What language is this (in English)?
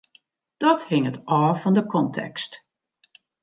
Western Frisian